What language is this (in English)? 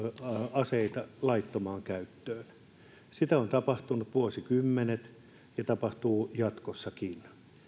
Finnish